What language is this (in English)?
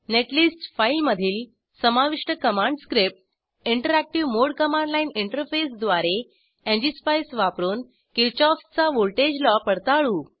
Marathi